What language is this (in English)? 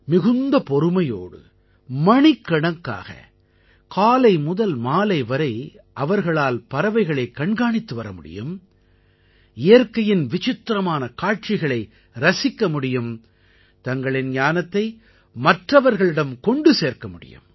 Tamil